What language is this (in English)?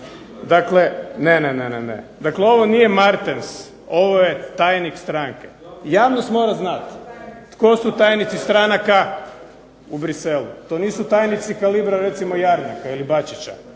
Croatian